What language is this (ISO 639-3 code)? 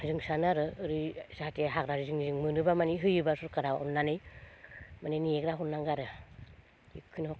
brx